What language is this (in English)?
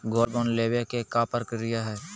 Magahi